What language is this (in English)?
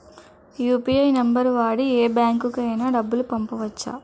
Telugu